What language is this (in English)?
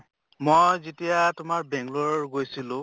Assamese